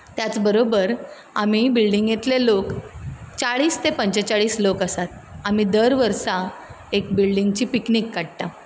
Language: Konkani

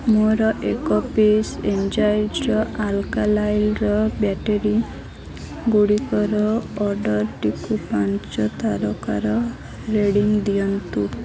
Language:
Odia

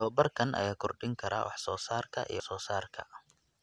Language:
Somali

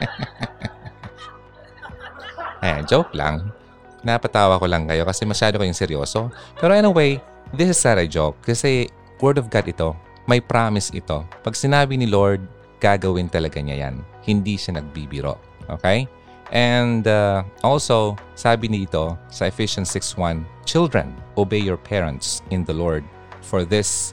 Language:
Filipino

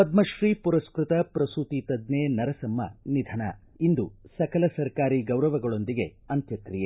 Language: Kannada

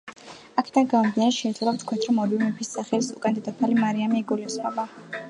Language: Georgian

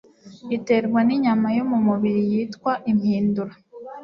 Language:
Kinyarwanda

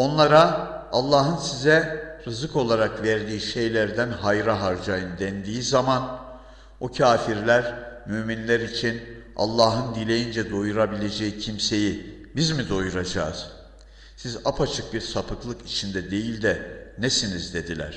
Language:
Turkish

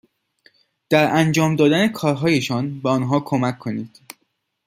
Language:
Persian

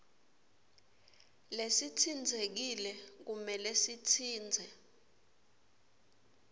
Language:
Swati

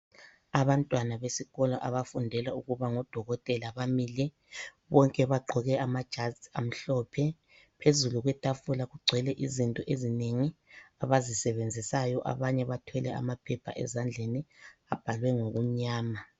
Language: North Ndebele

